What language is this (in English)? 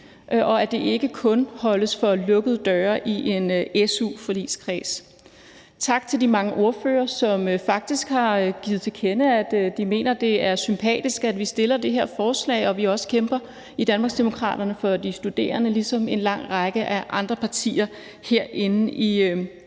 Danish